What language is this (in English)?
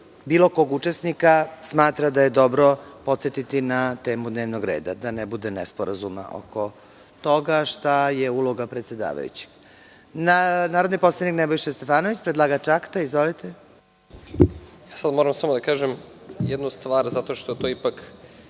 Serbian